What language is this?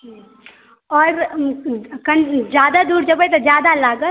Maithili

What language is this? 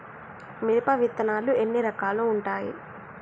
Telugu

